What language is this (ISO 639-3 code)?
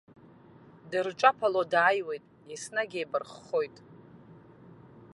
abk